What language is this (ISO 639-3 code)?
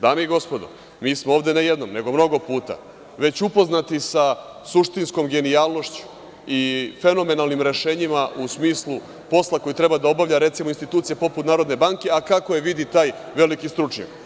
srp